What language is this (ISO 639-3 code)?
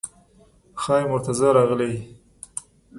pus